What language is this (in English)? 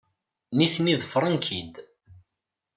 Kabyle